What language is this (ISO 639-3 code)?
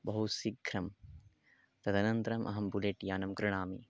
san